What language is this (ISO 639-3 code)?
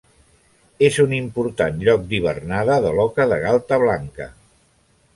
cat